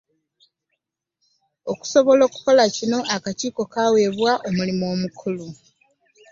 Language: Ganda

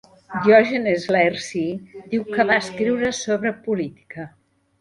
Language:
Catalan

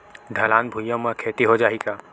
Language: Chhattisgarhi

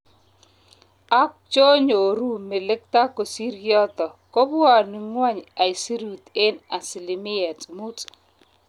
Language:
Kalenjin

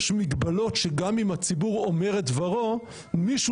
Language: Hebrew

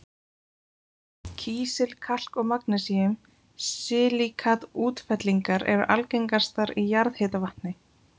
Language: Icelandic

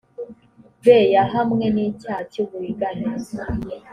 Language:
Kinyarwanda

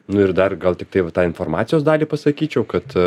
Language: Lithuanian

